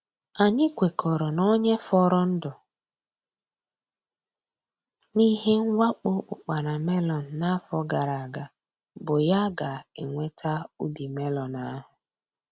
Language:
Igbo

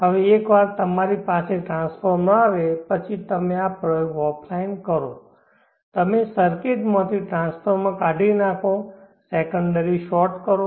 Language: Gujarati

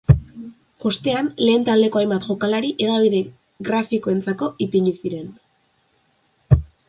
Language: Basque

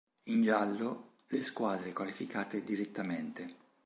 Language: Italian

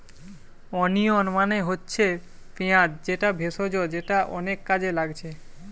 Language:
Bangla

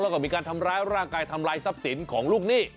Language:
Thai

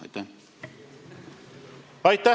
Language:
Estonian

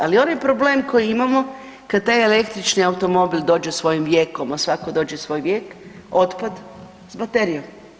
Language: Croatian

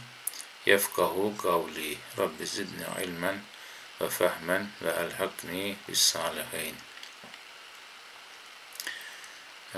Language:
Turkish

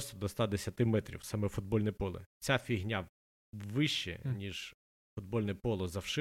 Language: Ukrainian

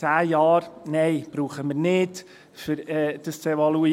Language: Swiss German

